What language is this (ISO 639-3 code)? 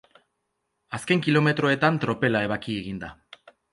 eus